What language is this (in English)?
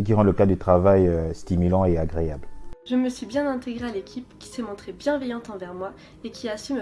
French